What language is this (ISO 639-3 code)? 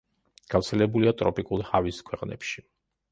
kat